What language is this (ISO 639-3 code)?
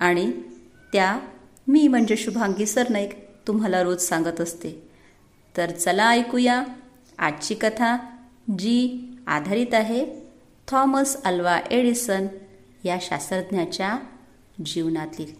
mar